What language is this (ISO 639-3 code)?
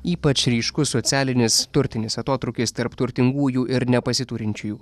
lit